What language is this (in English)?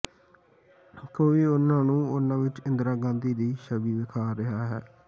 Punjabi